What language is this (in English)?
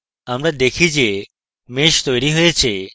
Bangla